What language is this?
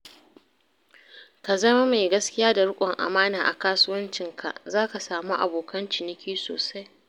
Hausa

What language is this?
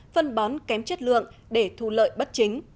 Vietnamese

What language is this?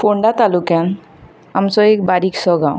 Konkani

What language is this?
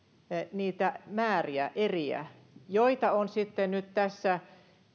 Finnish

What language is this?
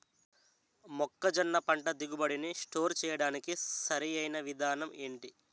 Telugu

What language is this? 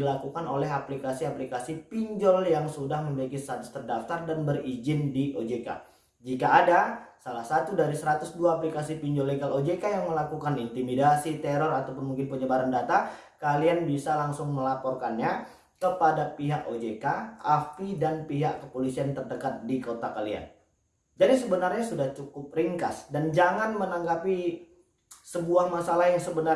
Indonesian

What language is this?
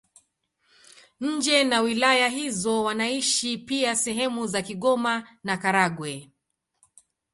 Swahili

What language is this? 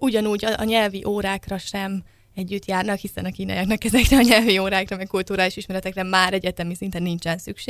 Hungarian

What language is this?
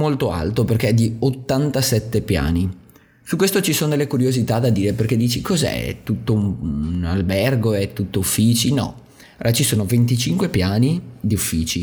Italian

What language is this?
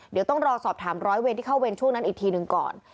Thai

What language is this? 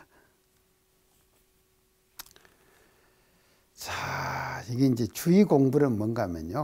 Korean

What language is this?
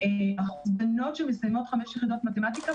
Hebrew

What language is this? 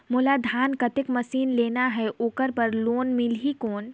Chhattisgarhi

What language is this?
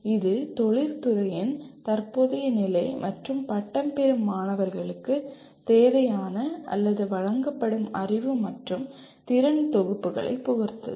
Tamil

